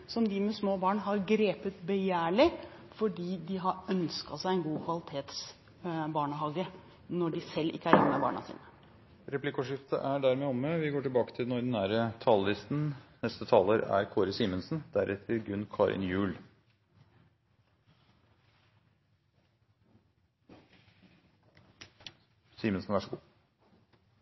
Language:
Norwegian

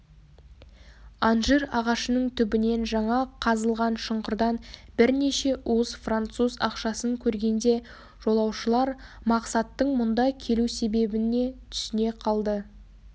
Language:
Kazakh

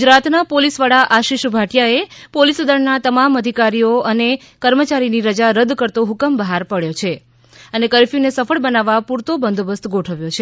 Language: Gujarati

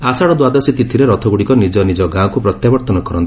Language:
Odia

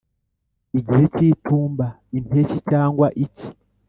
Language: Kinyarwanda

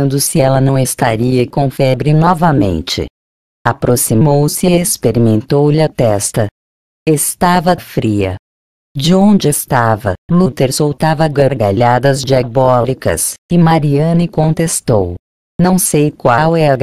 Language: Portuguese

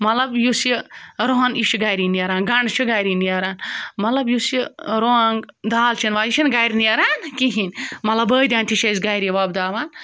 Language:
Kashmiri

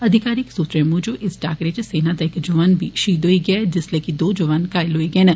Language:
Dogri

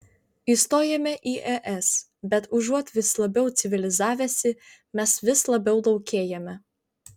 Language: Lithuanian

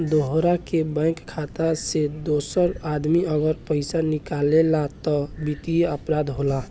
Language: Bhojpuri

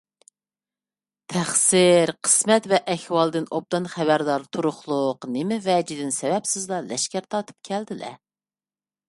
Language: Uyghur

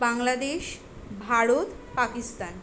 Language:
Bangla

